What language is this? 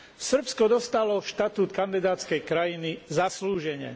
Slovak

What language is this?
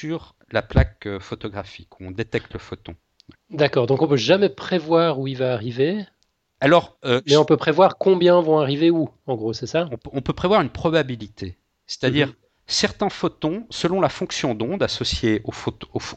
French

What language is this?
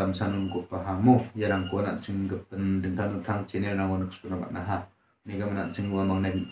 Indonesian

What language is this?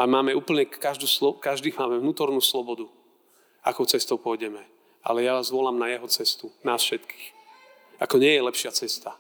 Slovak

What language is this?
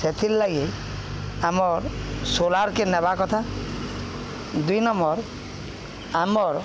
Odia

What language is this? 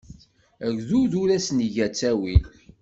Kabyle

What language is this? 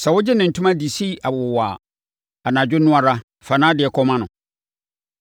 Akan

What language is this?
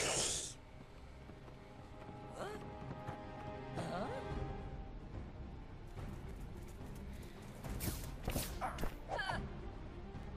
German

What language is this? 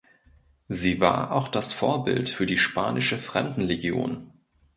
German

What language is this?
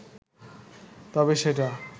Bangla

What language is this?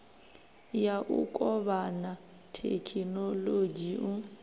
Venda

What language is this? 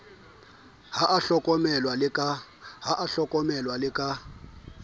Southern Sotho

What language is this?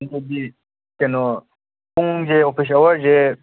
Manipuri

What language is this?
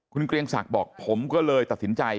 Thai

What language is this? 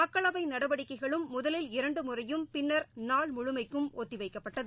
Tamil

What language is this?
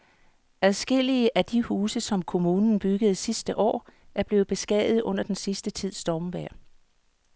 Danish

